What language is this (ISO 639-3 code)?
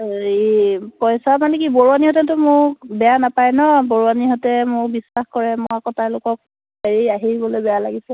asm